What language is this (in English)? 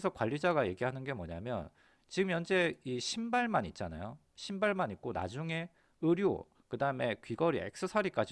Korean